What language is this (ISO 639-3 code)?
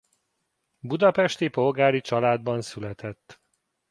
hun